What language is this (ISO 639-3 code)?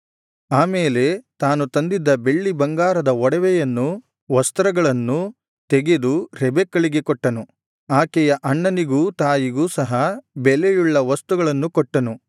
kan